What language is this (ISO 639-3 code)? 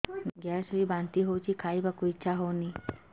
ori